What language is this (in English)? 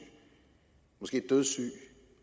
Danish